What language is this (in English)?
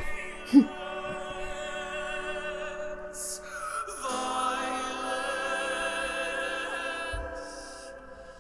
Finnish